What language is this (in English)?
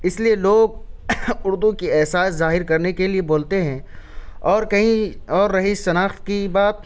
Urdu